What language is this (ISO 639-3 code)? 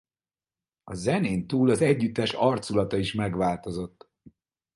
hun